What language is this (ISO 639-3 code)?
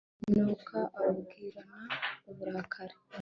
kin